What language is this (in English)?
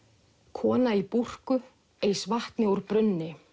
Icelandic